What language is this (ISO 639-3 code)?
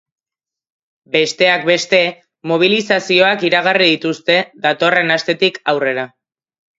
eus